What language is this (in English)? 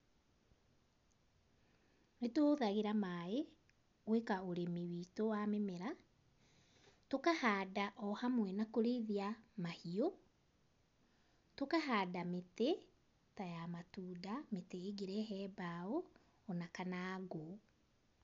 Kikuyu